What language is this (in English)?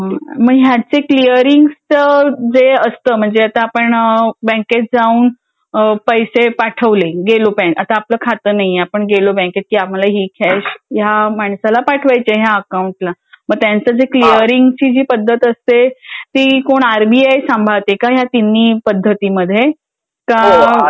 Marathi